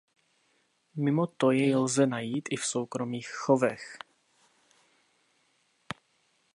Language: Czech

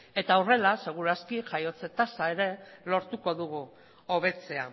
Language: Basque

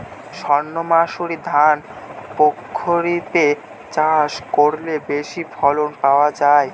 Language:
Bangla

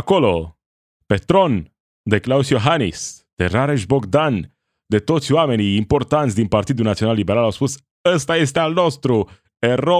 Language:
Romanian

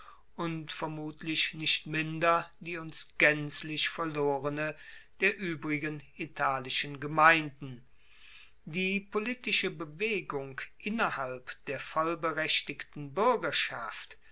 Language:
German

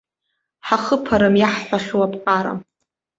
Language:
Abkhazian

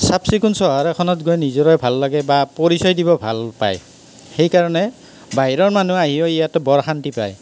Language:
Assamese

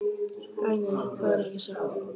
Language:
Icelandic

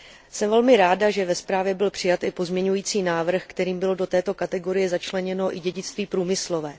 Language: Czech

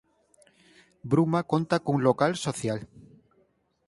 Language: Galician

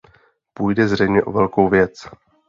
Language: Czech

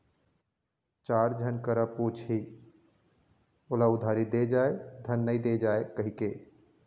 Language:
Chhattisgarhi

